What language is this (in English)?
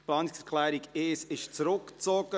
Swiss German